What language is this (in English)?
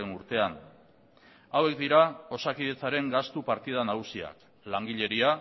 Basque